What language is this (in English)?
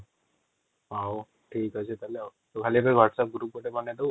Odia